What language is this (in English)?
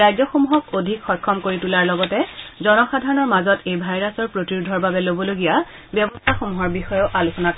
Assamese